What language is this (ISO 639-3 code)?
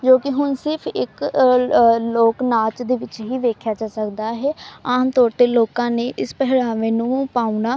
pan